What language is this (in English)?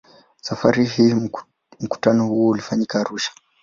Swahili